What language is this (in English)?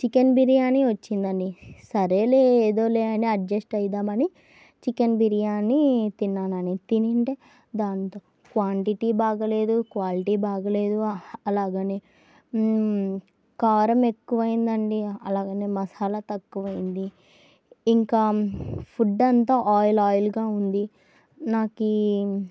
Telugu